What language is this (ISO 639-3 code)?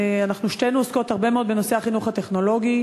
heb